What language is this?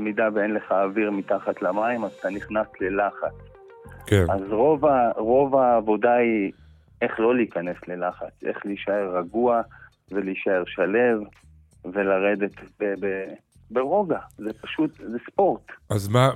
Hebrew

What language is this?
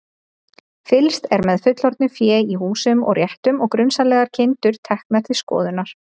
Icelandic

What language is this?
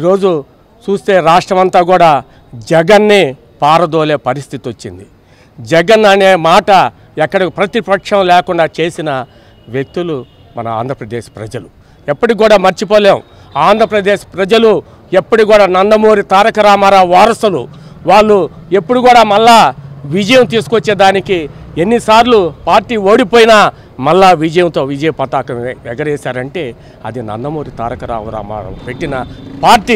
Telugu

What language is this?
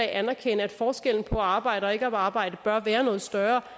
Danish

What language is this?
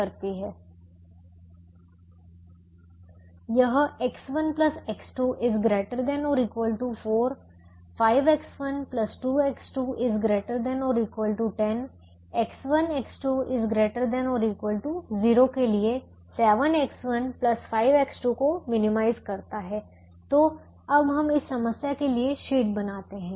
Hindi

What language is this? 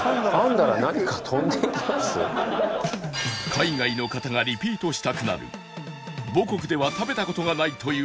Japanese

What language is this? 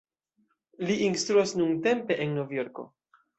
Esperanto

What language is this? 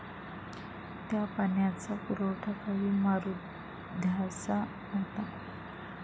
Marathi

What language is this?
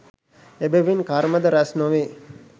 Sinhala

